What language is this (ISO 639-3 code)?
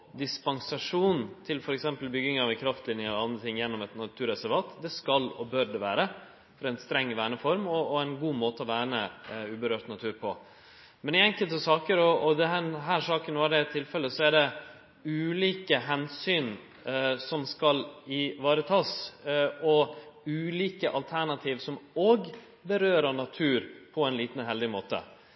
nno